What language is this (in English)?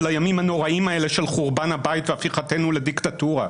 Hebrew